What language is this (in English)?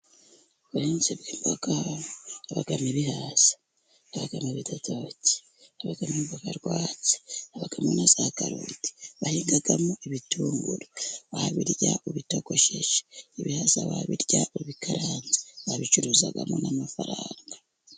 Kinyarwanda